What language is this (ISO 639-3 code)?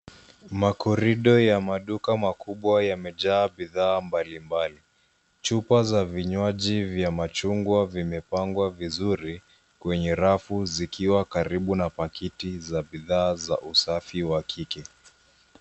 swa